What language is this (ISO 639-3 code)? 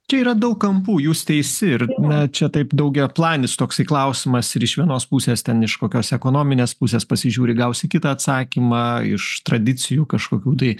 lit